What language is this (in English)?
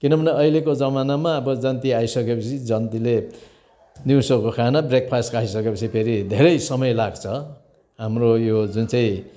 Nepali